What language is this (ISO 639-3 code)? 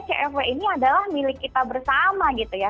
ind